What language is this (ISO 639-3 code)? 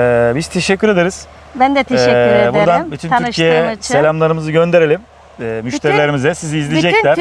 tur